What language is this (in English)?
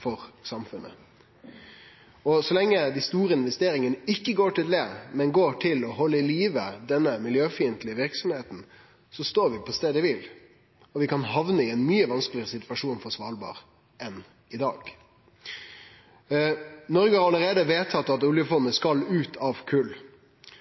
Norwegian Nynorsk